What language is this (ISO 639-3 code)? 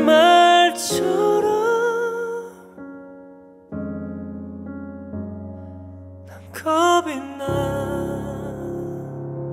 spa